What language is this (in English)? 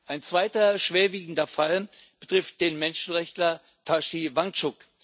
German